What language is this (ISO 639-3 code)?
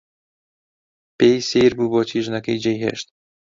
ckb